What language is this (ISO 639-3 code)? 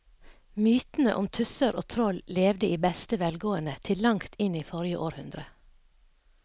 nor